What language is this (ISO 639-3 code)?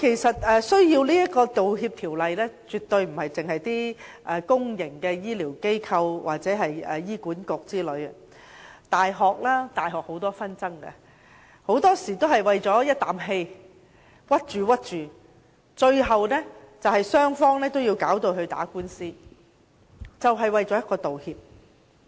yue